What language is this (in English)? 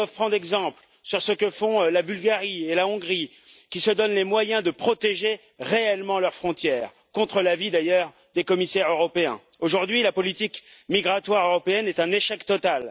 French